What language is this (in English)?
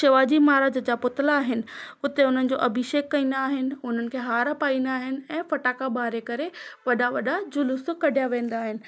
Sindhi